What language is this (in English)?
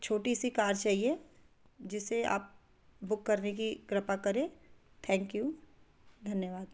Hindi